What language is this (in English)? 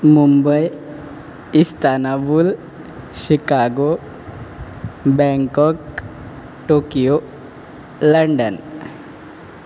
Konkani